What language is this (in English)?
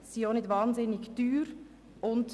Swiss German